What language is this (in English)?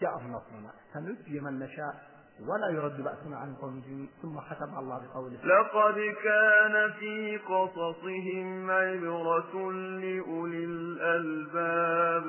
Arabic